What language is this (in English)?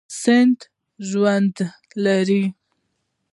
Pashto